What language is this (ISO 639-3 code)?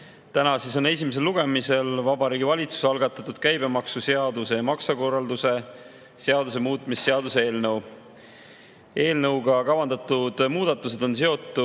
est